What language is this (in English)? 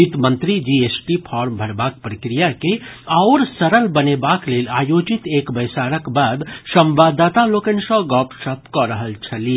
Maithili